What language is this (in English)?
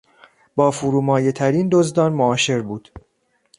Persian